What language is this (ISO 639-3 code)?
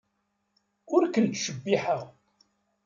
kab